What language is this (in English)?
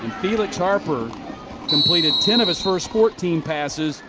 English